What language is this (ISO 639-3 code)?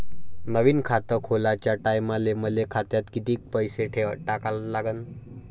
mar